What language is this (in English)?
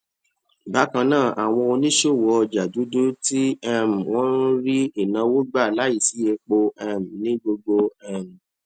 Yoruba